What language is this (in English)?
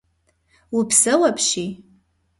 Kabardian